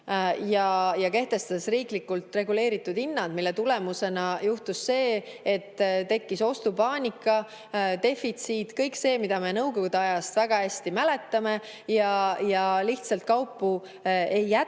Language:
Estonian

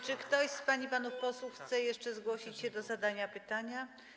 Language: Polish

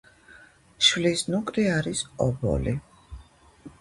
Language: Georgian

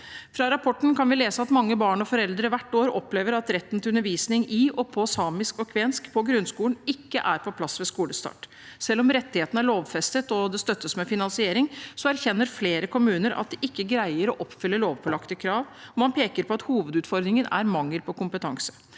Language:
Norwegian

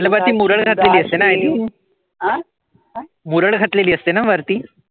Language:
Marathi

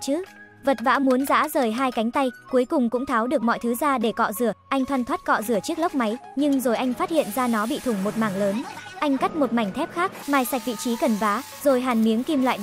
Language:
Vietnamese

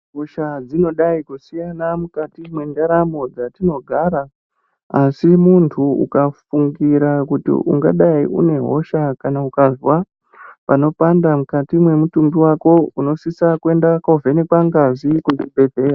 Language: Ndau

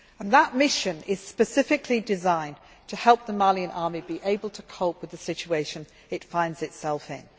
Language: English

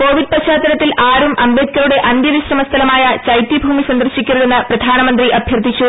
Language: Malayalam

